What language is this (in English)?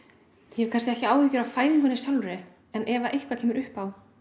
Icelandic